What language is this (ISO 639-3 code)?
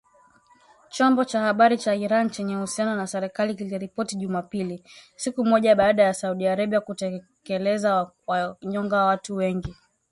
swa